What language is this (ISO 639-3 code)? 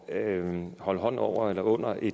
dan